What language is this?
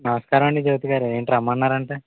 Telugu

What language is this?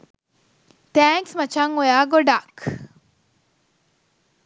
Sinhala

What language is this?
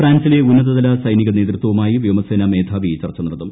Malayalam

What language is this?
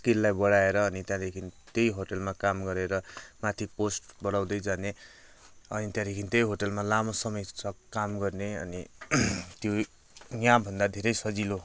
Nepali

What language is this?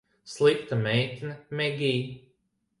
Latvian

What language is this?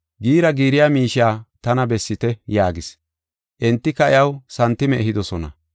Gofa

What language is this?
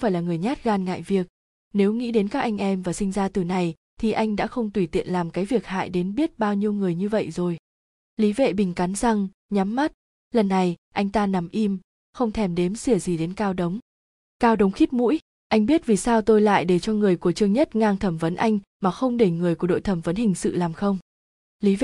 Vietnamese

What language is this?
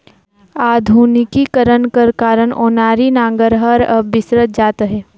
Chhattisgarhi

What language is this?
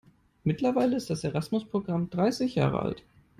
German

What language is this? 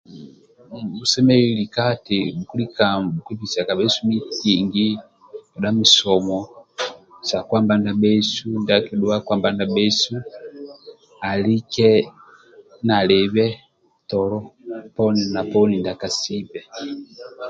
Amba (Uganda)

